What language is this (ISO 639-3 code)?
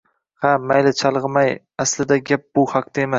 uzb